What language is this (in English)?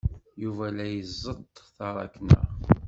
Kabyle